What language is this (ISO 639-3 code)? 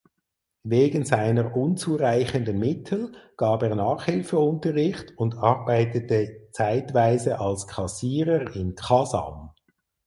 deu